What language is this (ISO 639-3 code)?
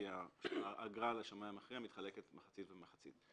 heb